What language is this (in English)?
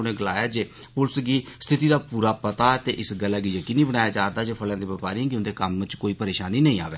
Dogri